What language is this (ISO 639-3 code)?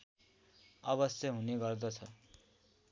nep